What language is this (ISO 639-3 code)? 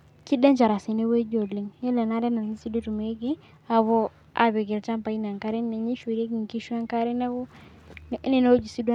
mas